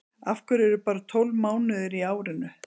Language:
Icelandic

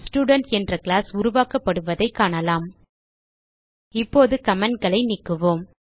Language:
Tamil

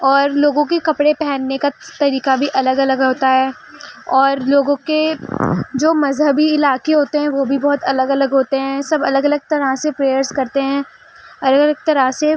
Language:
Urdu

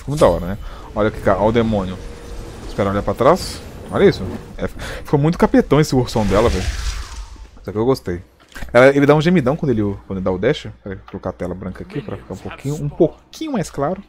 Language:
Portuguese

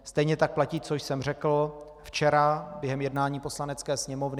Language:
Czech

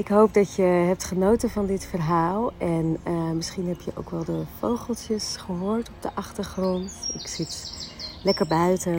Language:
Dutch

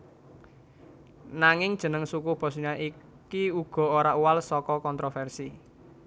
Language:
Javanese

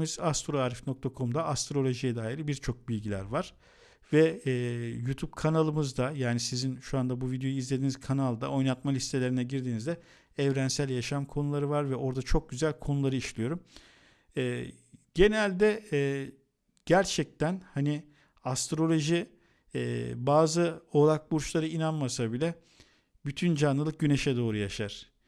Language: Turkish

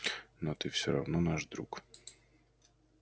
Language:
Russian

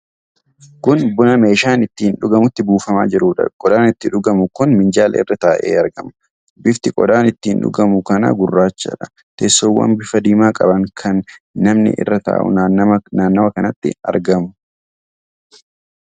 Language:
Oromo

